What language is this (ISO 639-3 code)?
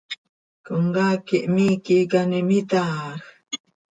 sei